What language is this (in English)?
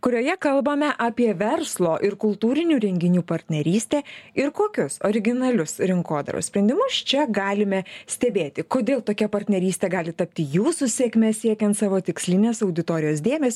Lithuanian